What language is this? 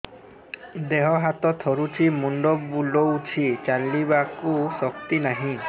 Odia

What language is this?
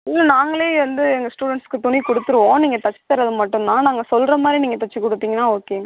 Tamil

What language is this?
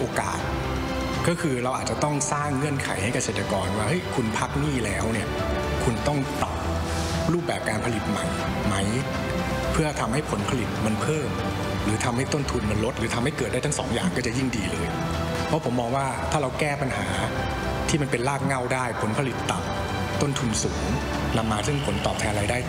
Thai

